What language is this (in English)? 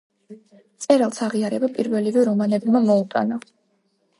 Georgian